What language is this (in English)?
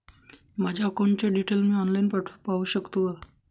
Marathi